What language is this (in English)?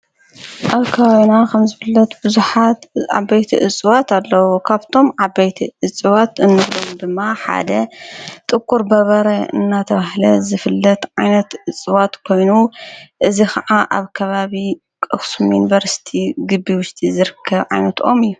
Tigrinya